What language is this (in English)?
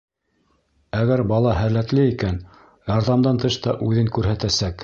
Bashkir